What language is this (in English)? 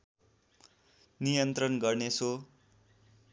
Nepali